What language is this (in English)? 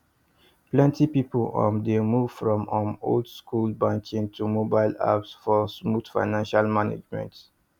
Nigerian Pidgin